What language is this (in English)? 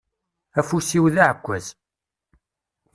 Kabyle